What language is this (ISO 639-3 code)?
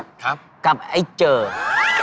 tha